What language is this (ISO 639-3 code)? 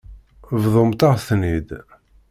kab